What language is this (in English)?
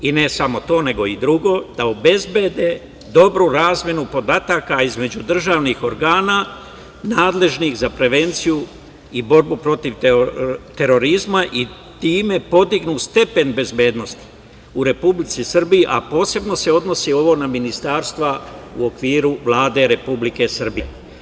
Serbian